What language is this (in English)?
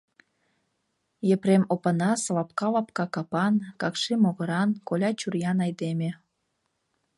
Mari